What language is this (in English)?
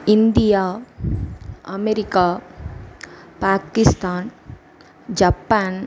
Tamil